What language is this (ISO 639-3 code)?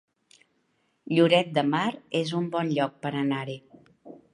cat